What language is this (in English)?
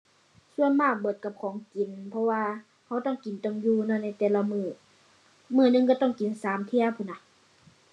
Thai